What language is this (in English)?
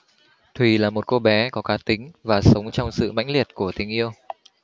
Vietnamese